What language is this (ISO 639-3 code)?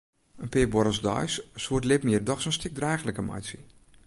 fry